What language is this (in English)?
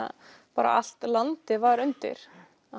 Icelandic